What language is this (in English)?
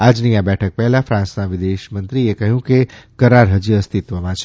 Gujarati